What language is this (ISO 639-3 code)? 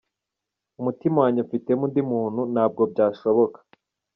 kin